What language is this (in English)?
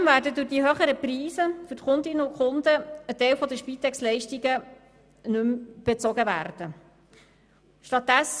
Swiss German